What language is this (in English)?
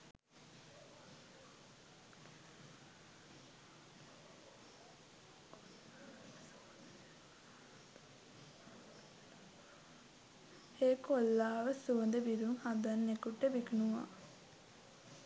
Sinhala